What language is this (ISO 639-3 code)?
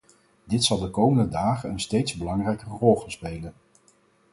nld